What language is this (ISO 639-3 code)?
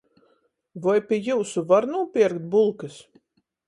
ltg